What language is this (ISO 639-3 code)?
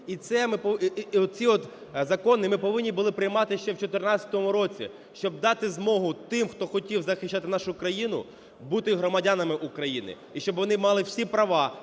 ukr